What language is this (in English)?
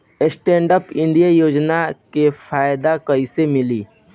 Bhojpuri